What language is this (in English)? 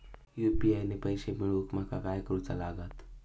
Marathi